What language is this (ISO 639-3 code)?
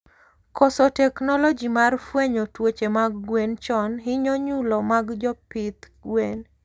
luo